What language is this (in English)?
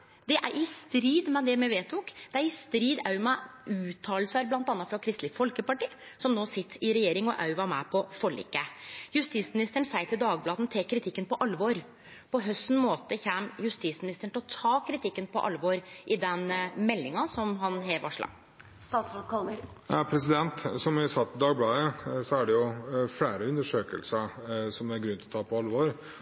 Norwegian